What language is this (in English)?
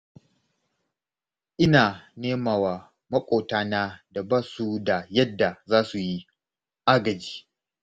Hausa